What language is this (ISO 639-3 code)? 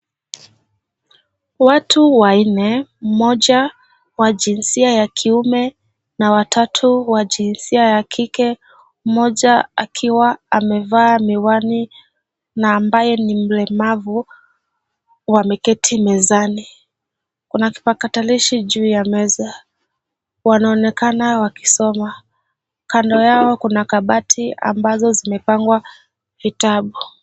swa